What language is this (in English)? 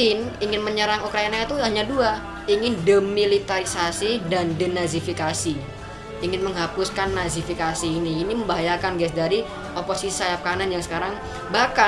Indonesian